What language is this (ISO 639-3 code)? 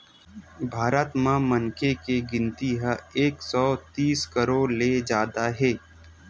hne